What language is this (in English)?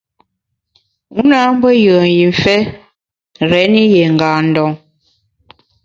Bamun